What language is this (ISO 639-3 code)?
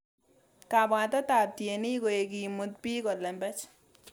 kln